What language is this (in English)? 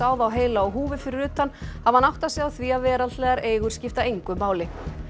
Icelandic